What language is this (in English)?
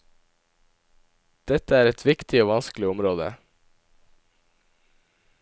Norwegian